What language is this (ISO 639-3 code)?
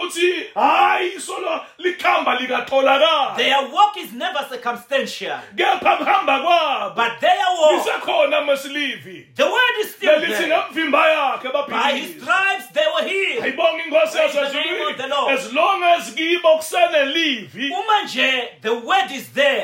eng